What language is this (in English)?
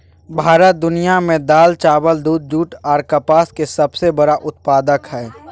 Maithili